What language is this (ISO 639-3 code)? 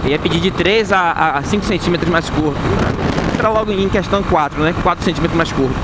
por